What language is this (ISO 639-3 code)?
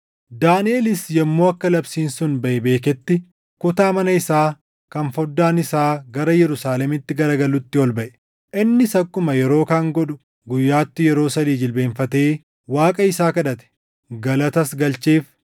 orm